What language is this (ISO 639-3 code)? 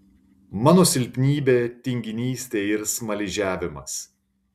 lit